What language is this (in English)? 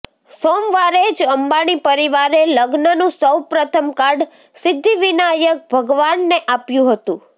Gujarati